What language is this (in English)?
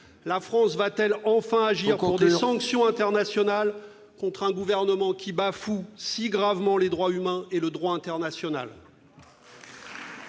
French